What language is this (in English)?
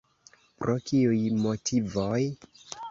Esperanto